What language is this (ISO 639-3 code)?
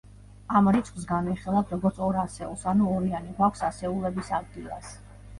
kat